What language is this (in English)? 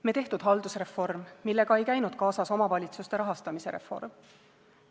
Estonian